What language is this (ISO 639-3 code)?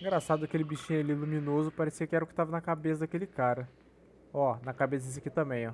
por